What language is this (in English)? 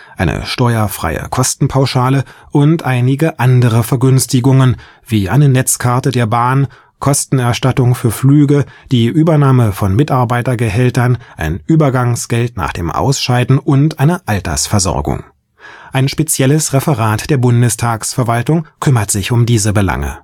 German